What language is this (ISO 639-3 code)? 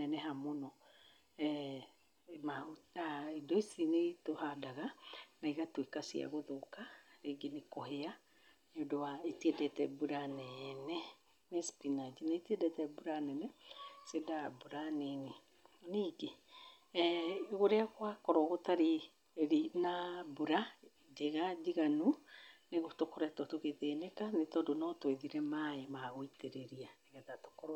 kik